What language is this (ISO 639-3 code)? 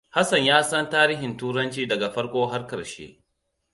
hau